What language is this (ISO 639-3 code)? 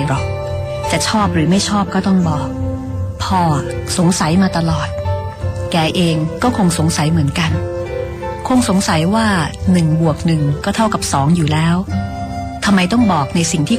tha